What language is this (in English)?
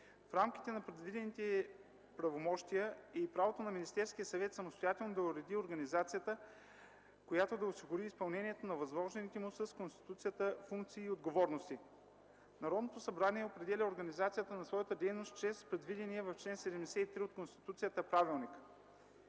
Bulgarian